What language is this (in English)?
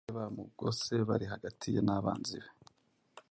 Kinyarwanda